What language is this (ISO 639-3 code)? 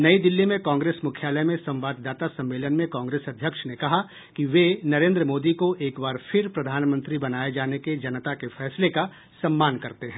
hin